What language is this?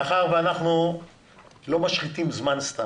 Hebrew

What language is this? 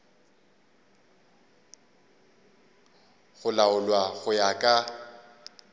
Northern Sotho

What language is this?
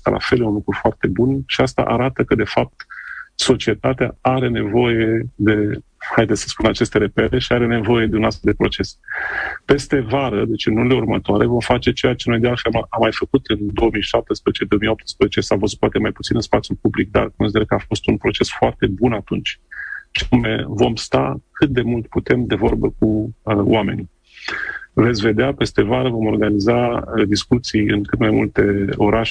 Romanian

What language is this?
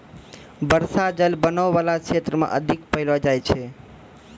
Maithili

